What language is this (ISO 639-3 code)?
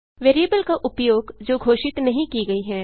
hin